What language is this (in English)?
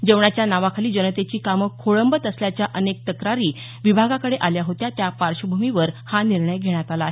Marathi